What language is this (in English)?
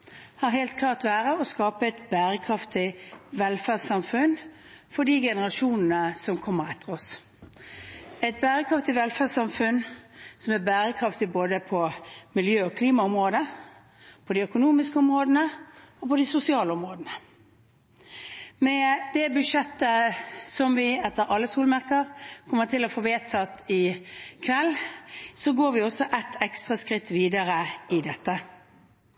Norwegian Bokmål